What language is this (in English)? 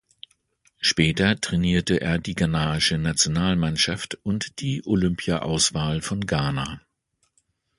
German